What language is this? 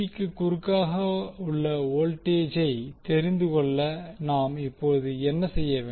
Tamil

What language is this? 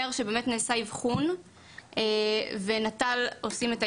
Hebrew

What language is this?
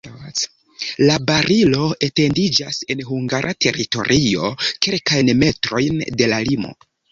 Esperanto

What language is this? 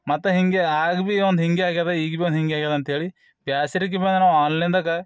Kannada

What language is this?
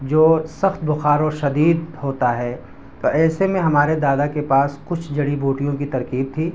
Urdu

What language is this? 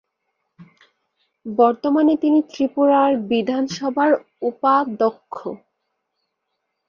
Bangla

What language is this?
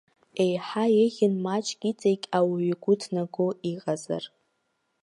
Abkhazian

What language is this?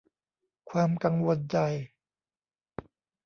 Thai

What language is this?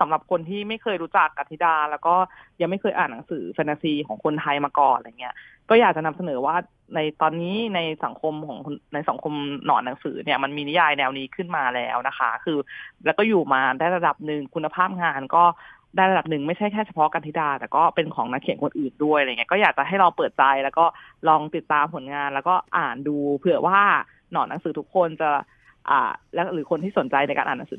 Thai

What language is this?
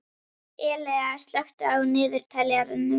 Icelandic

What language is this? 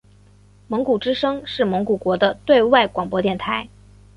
Chinese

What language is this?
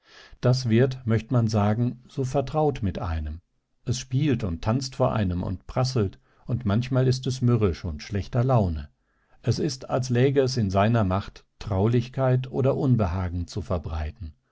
German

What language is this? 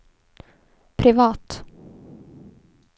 Swedish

